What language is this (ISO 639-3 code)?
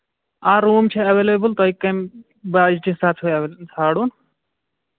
kas